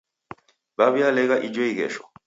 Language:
Taita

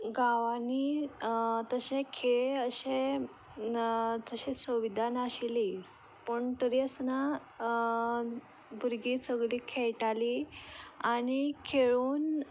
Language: Konkani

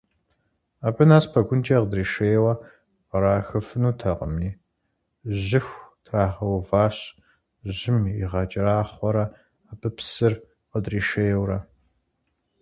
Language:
Kabardian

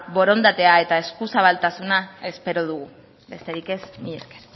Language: Basque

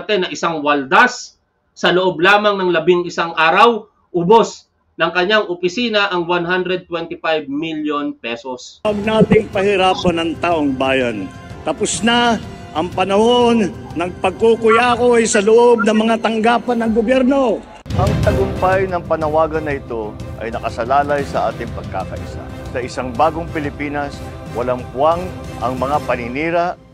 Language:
Filipino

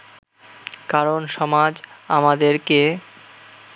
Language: Bangla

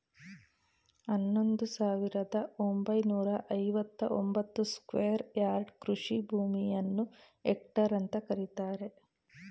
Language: Kannada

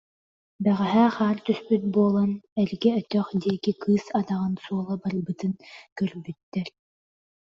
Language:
Yakut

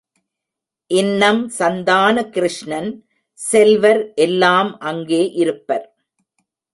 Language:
Tamil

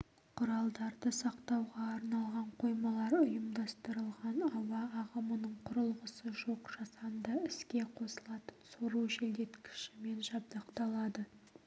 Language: Kazakh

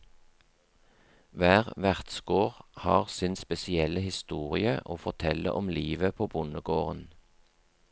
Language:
Norwegian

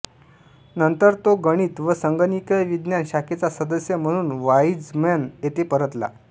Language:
Marathi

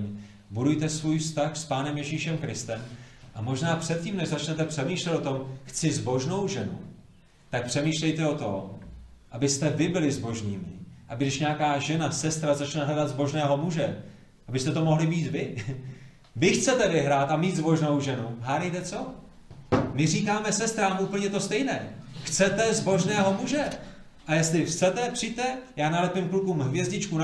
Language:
Czech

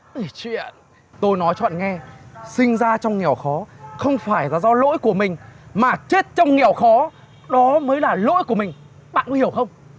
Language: Vietnamese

